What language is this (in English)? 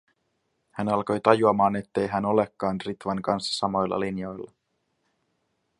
Finnish